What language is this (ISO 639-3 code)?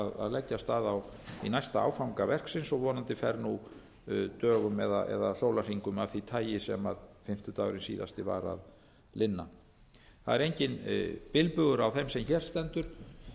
isl